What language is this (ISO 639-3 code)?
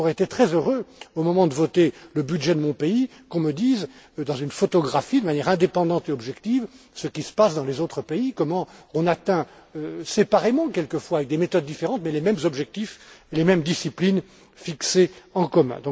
fra